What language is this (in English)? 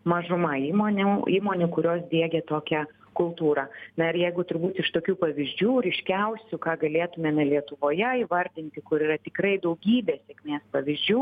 Lithuanian